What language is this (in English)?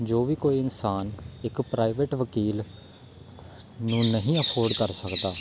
Punjabi